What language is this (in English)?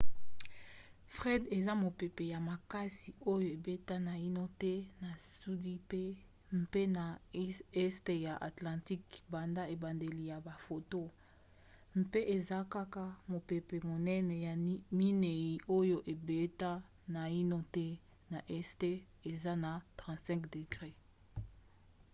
Lingala